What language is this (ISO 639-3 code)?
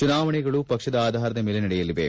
kan